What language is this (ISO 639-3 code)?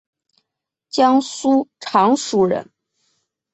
zho